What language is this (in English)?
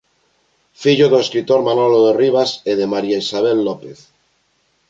Galician